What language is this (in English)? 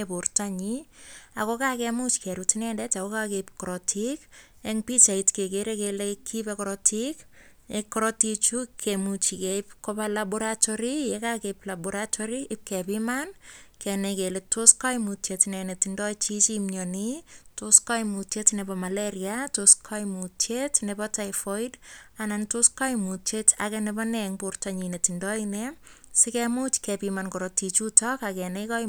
Kalenjin